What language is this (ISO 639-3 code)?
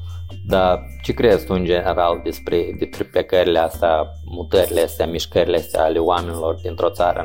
ron